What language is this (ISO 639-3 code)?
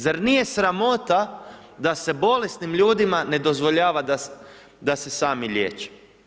hrv